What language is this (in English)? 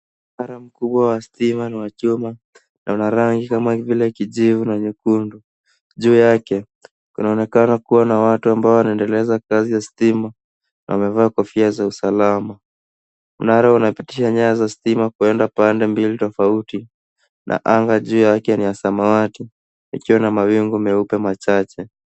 Swahili